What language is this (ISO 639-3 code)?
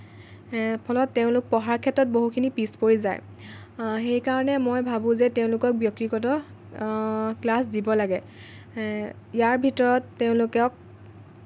asm